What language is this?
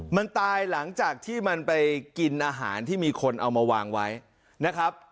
Thai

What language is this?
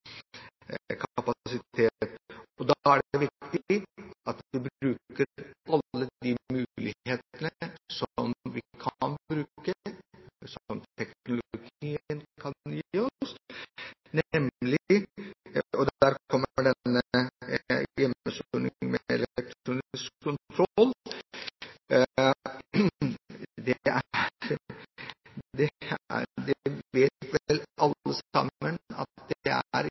Norwegian Bokmål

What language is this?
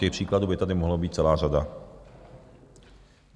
Czech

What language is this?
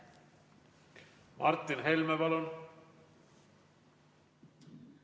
Estonian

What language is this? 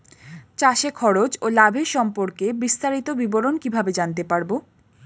Bangla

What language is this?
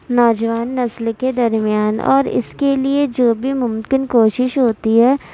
Urdu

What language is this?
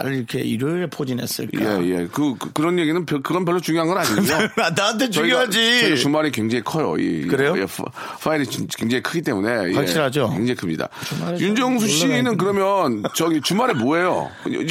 Korean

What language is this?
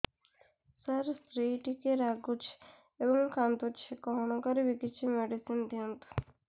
Odia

